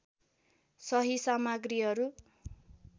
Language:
Nepali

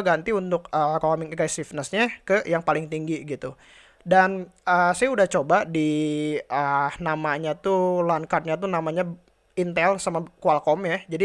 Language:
Indonesian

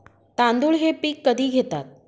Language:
Marathi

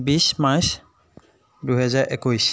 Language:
Assamese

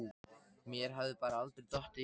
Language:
Icelandic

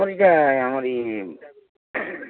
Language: Odia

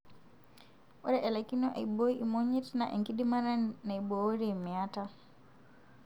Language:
Masai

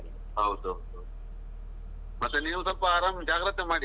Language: Kannada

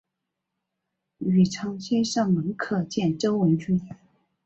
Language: Chinese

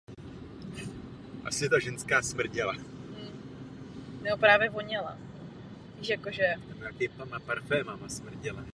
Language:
Czech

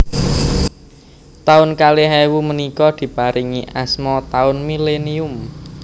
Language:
Javanese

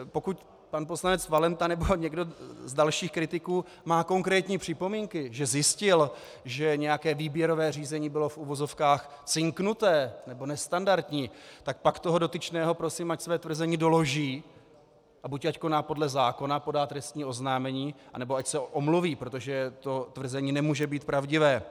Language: Czech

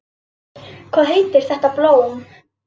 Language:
Icelandic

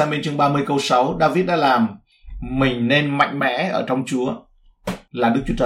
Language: Vietnamese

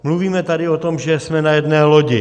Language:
Czech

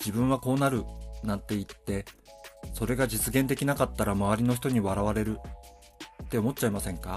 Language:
Japanese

